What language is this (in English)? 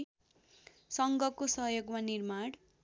Nepali